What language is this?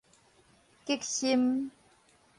Min Nan Chinese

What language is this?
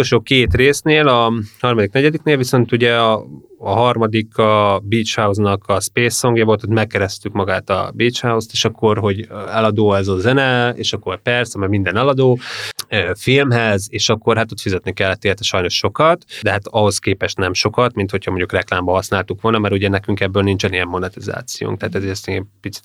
Hungarian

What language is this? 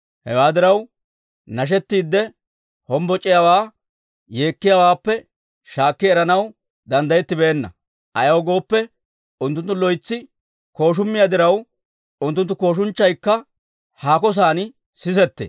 Dawro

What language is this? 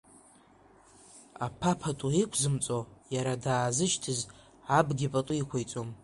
Abkhazian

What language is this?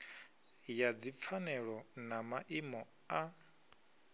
Venda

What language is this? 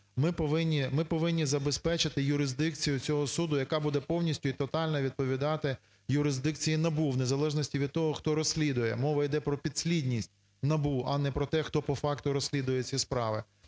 Ukrainian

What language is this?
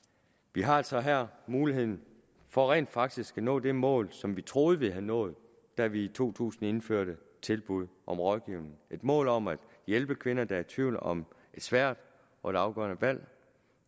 Danish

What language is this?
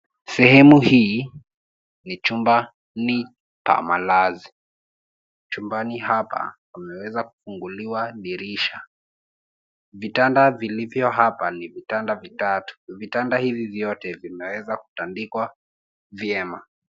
Swahili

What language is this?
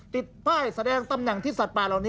Thai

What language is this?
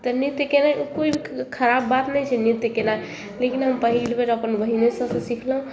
Maithili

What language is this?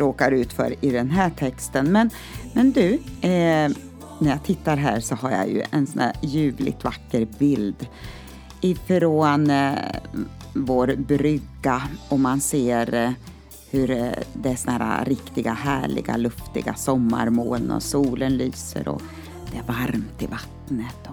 Swedish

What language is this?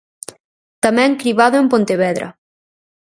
Galician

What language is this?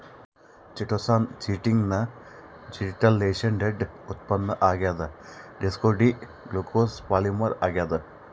Kannada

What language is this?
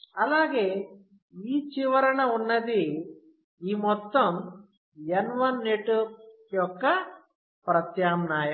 Telugu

